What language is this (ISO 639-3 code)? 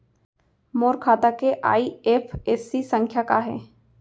hne